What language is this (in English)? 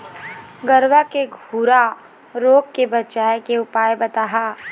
Chhattisgarhi